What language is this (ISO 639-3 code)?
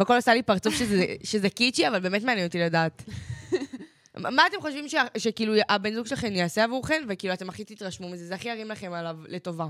heb